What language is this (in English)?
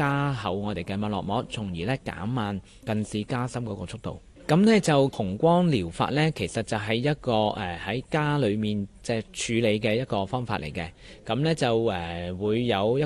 Chinese